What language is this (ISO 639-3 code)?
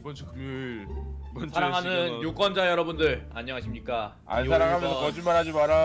kor